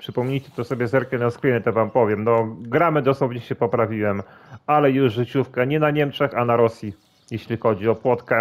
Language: Polish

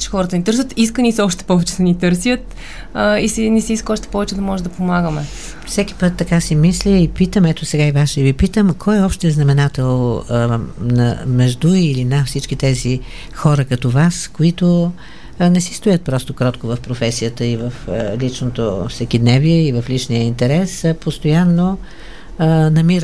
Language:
Bulgarian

